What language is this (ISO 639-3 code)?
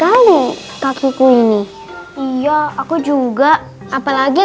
ind